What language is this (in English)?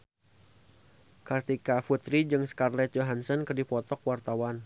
Sundanese